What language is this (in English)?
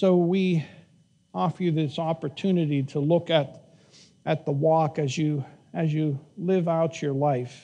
English